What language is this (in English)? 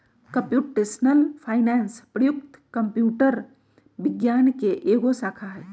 Magahi